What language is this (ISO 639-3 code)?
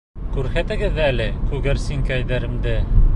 bak